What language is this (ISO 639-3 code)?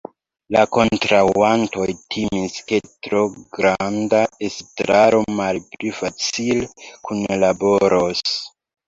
epo